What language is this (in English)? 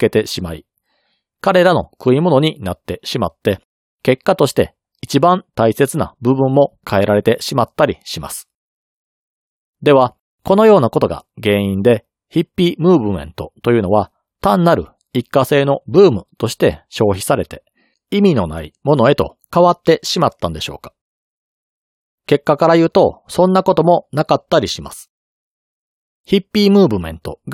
Japanese